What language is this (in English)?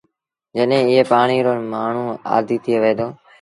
Sindhi Bhil